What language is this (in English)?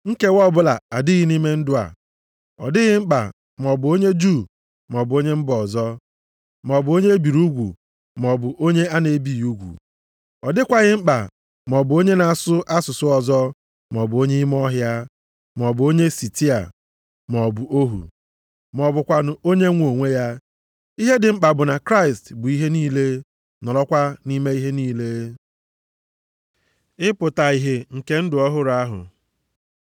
Igbo